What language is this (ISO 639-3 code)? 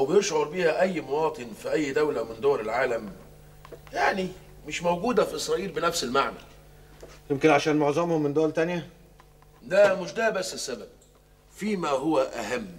ara